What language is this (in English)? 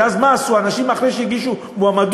Hebrew